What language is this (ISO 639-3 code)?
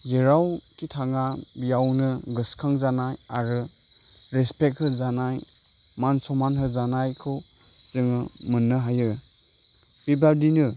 brx